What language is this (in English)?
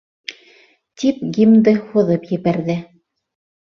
Bashkir